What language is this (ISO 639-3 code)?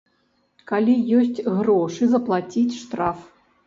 bel